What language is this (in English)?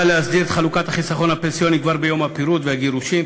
Hebrew